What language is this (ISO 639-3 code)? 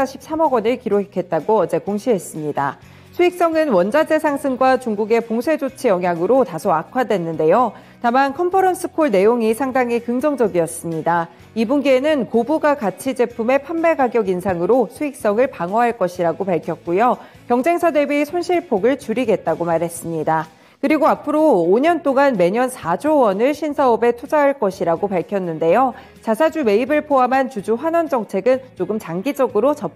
kor